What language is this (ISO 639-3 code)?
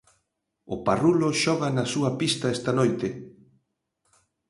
glg